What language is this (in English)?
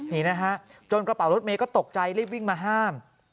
Thai